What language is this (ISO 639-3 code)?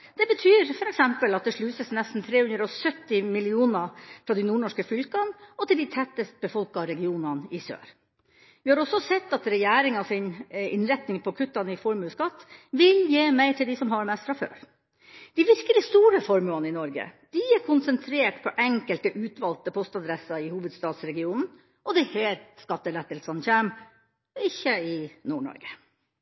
nob